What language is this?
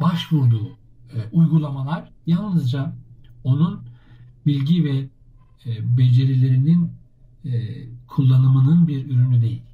Turkish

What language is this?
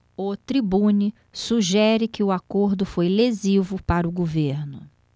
Portuguese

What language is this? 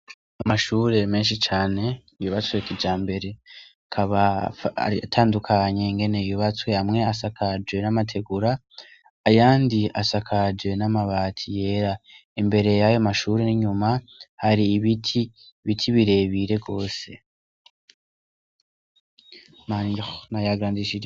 Rundi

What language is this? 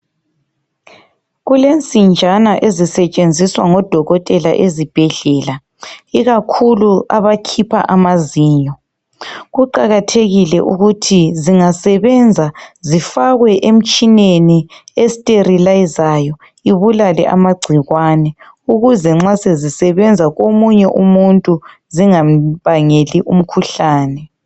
North Ndebele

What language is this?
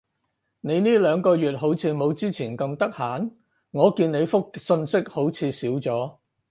Cantonese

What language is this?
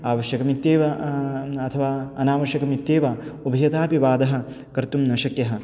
Sanskrit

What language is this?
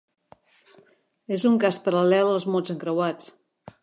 Catalan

